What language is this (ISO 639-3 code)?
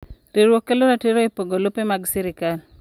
luo